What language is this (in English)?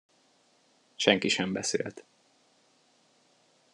Hungarian